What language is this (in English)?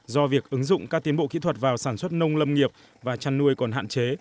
Vietnamese